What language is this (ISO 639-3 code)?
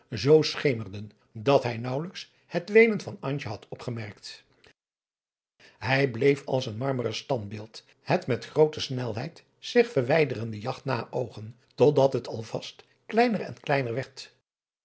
nld